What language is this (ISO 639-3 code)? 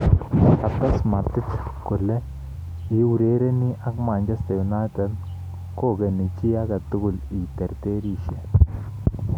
kln